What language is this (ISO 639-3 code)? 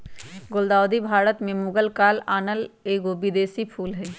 mag